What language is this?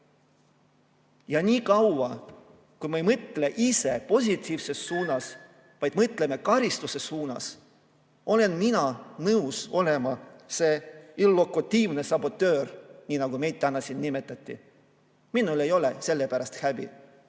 Estonian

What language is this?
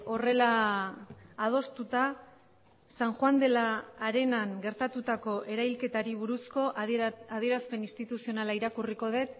Basque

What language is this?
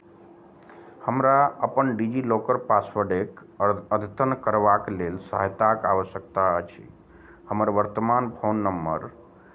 Maithili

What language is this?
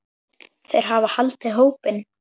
Icelandic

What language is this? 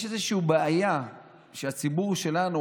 Hebrew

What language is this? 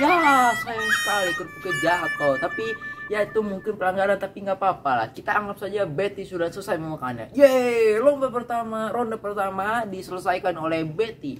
Indonesian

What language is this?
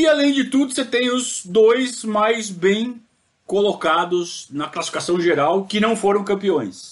Portuguese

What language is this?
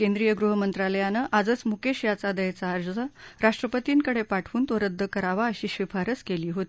Marathi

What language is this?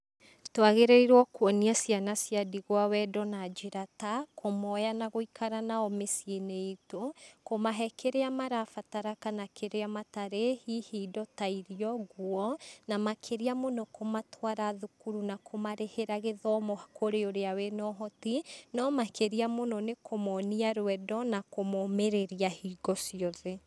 Kikuyu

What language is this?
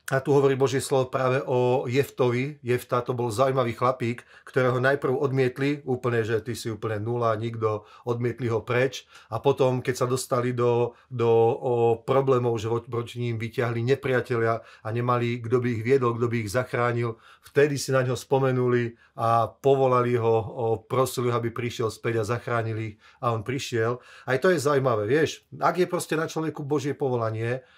Slovak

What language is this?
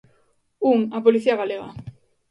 Galician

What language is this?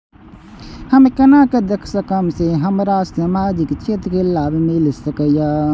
Maithili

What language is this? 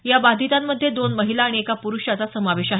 Marathi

